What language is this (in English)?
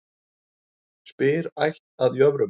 Icelandic